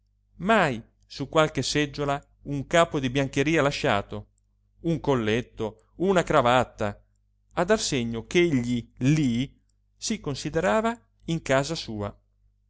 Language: Italian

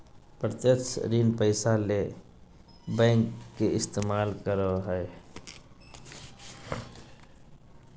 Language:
Magahi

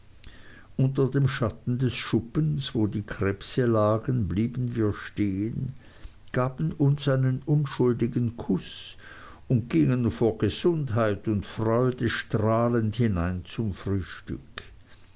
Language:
German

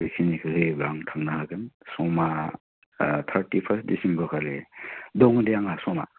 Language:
Bodo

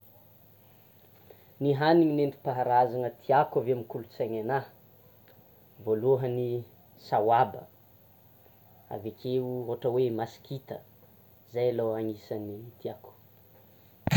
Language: Tsimihety Malagasy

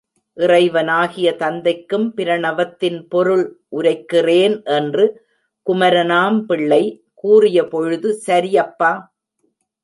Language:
Tamil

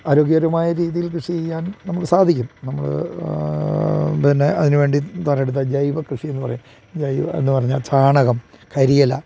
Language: Malayalam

